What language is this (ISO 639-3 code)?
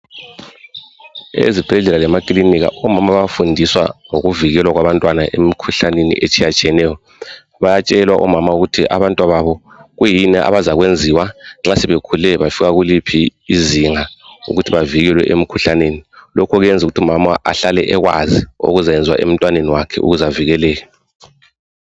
nde